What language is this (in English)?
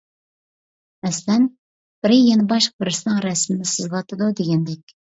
Uyghur